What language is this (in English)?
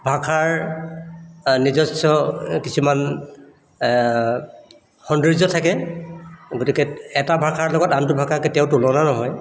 Assamese